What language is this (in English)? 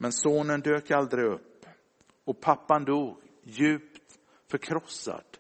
Swedish